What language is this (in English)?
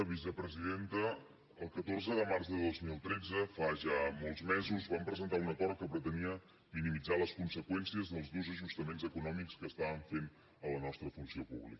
Catalan